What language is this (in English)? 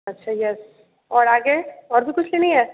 Hindi